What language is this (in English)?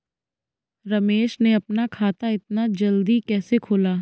Hindi